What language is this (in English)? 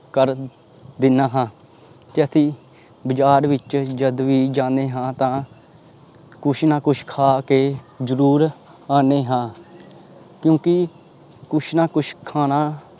Punjabi